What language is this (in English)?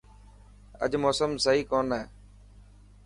Dhatki